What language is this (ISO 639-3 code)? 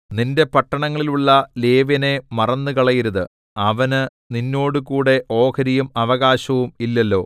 mal